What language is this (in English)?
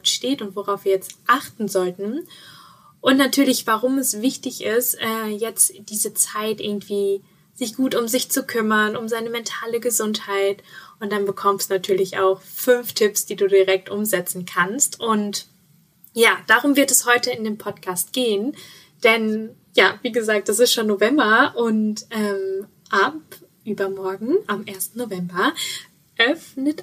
German